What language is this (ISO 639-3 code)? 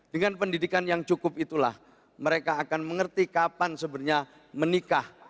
ind